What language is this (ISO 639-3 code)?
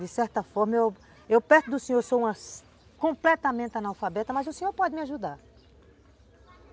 por